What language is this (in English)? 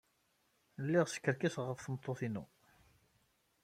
Kabyle